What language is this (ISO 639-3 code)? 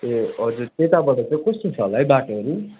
nep